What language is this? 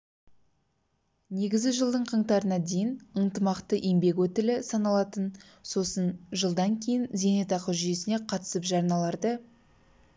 Kazakh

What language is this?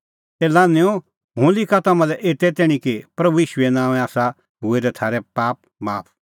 Kullu Pahari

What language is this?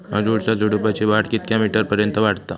Marathi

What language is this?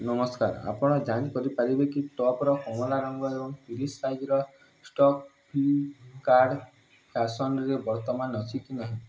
Odia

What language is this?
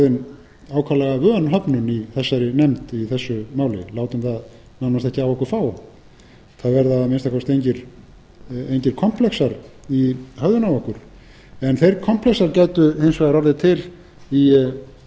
Icelandic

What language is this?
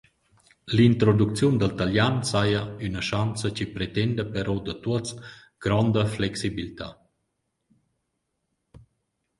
Romansh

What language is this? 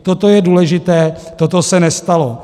Czech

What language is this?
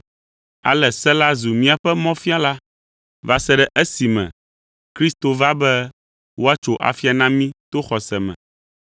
Ewe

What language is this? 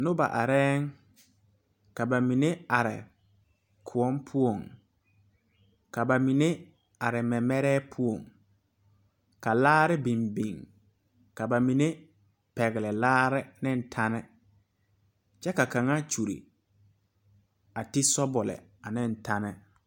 Southern Dagaare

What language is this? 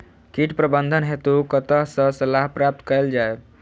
Maithili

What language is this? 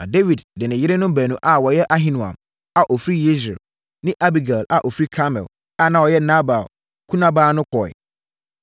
Akan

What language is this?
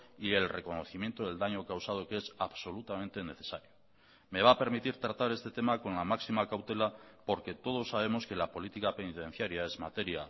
Spanish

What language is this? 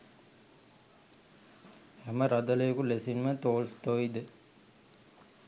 Sinhala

